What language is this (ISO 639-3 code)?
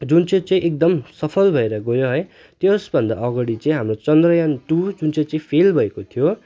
nep